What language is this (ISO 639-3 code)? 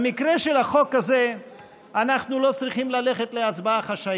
heb